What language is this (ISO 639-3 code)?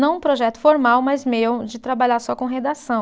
por